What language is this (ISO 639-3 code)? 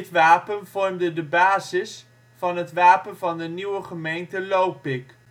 nld